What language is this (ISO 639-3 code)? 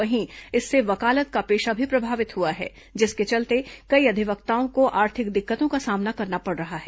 hin